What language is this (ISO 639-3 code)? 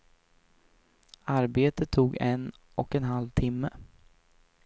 swe